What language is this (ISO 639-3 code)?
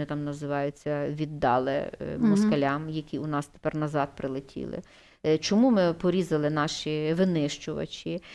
ukr